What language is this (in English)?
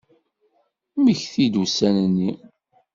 Kabyle